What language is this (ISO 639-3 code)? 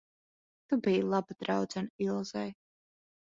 lav